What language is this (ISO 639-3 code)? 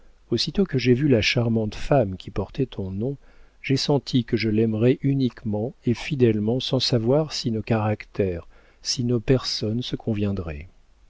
fra